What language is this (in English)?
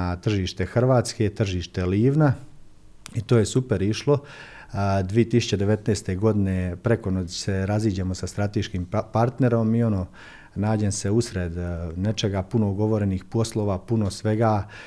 Croatian